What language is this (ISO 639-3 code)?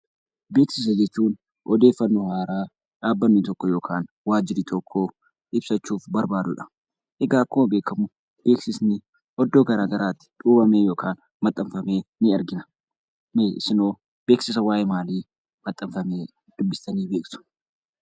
orm